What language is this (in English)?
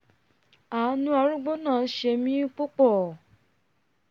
Yoruba